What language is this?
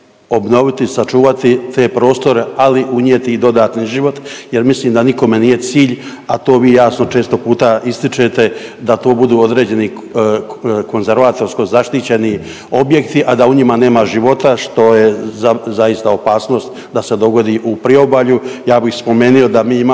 Croatian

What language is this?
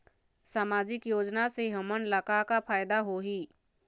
Chhattisgarhi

